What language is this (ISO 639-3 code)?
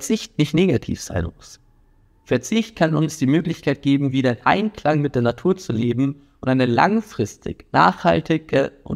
deu